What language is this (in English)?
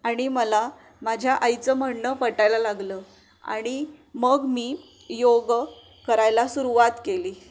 Marathi